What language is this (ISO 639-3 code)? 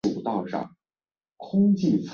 zho